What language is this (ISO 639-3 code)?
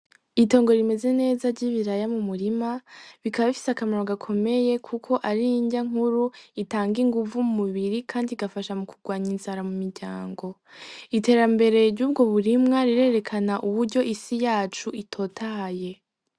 run